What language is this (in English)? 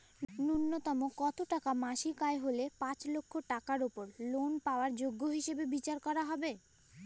Bangla